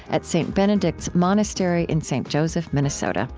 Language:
English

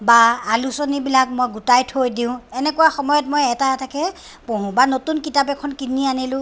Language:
Assamese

